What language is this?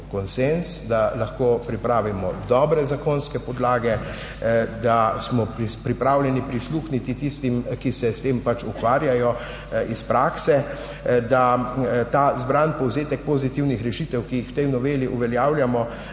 Slovenian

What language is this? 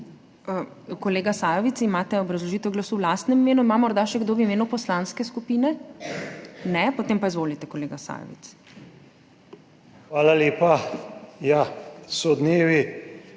Slovenian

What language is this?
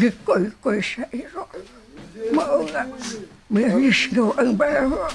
Filipino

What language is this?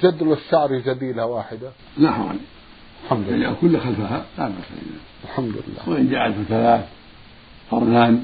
Arabic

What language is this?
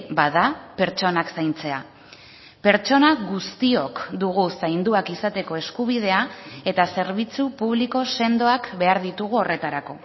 Basque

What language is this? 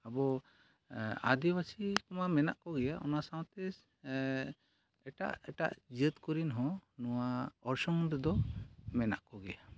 Santali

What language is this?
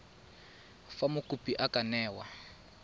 Tswana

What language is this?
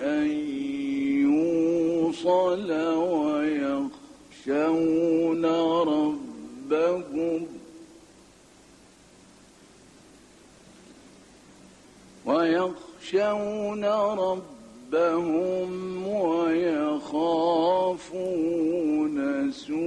Arabic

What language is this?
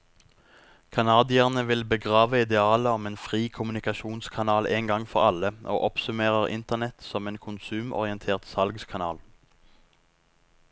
Norwegian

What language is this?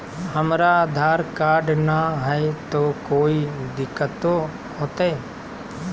Magahi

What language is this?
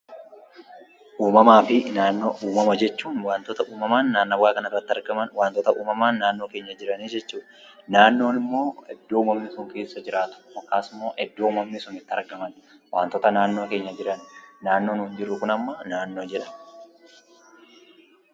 Oromo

